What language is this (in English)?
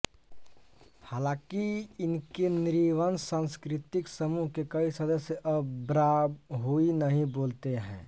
Hindi